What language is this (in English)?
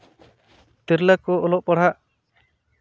Santali